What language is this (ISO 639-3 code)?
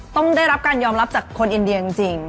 tha